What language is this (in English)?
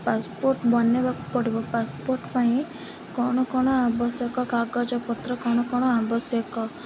Odia